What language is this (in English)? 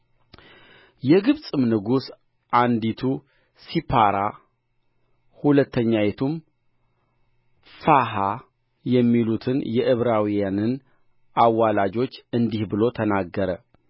Amharic